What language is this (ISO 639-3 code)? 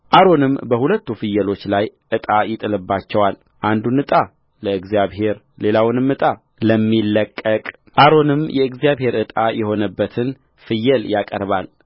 amh